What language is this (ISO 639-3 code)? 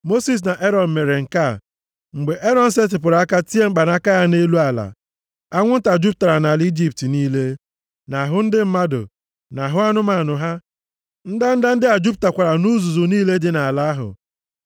ibo